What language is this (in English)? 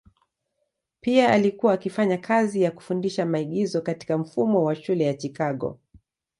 Swahili